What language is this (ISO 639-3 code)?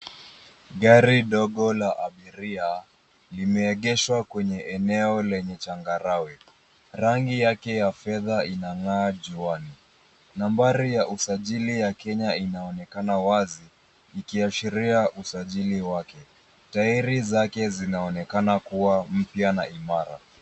swa